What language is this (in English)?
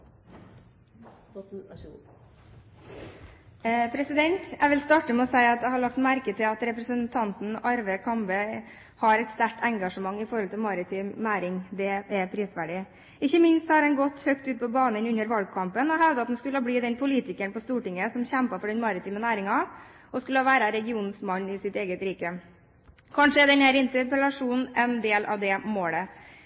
Norwegian Bokmål